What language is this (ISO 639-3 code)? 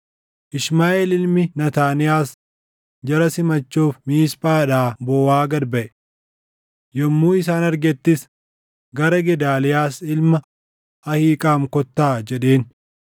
orm